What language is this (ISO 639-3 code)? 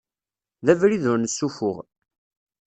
kab